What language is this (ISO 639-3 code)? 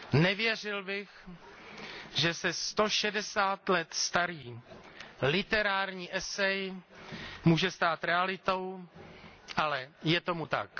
ces